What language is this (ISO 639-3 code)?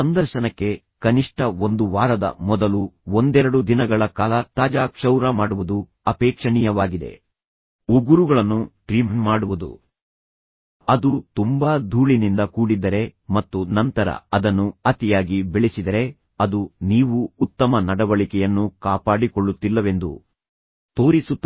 kan